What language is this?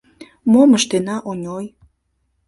Mari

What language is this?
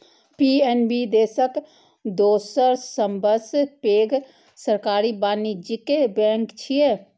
Maithili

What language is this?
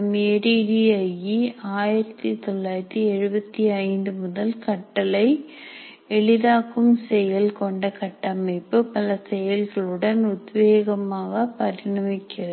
Tamil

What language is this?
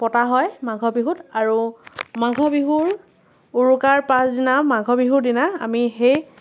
Assamese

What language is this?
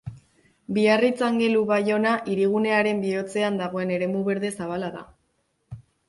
Basque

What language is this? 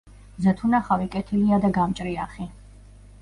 Georgian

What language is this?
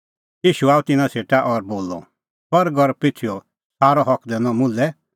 Kullu Pahari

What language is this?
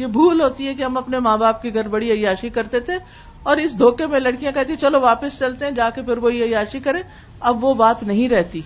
Urdu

